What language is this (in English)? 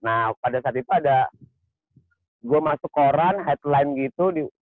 Indonesian